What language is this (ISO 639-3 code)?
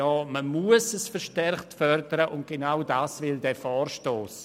gsw